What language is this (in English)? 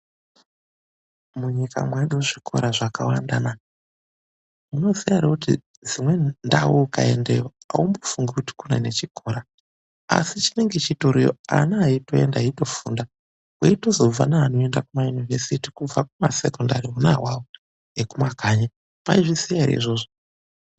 Ndau